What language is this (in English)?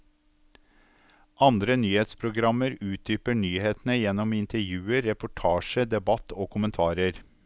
Norwegian